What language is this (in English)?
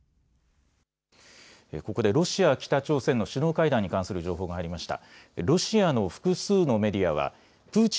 Japanese